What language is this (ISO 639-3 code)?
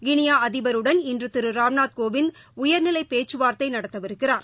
tam